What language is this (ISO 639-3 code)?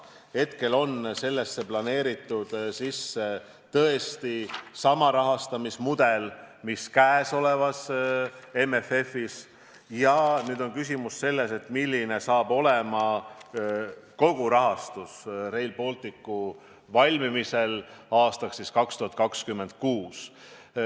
est